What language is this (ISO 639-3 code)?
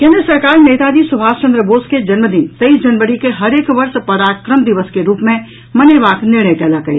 mai